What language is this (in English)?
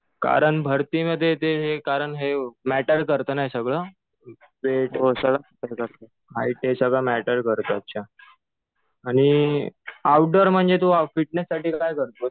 Marathi